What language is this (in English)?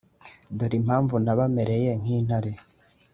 Kinyarwanda